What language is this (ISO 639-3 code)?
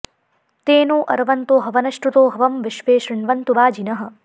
san